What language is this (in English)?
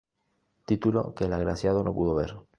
Spanish